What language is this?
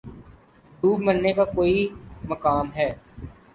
Urdu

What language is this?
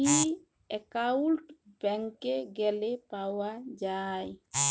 Bangla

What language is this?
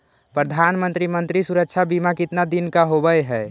Magahi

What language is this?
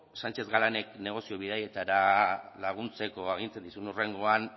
Basque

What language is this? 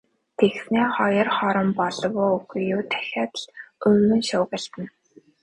Mongolian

